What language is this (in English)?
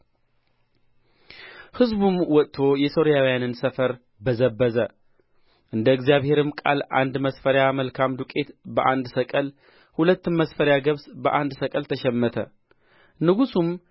Amharic